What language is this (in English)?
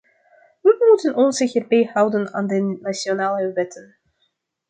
Dutch